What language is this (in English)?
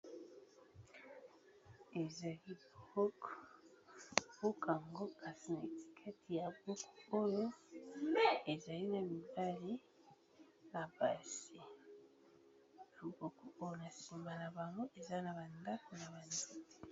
Lingala